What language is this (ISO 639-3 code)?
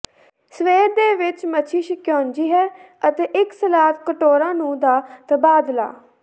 pan